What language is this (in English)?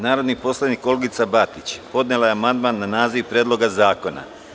Serbian